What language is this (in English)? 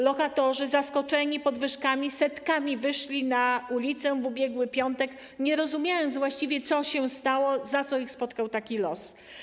Polish